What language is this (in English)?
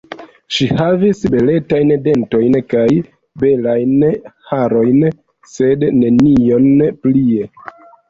Esperanto